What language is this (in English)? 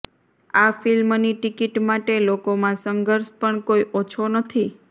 Gujarati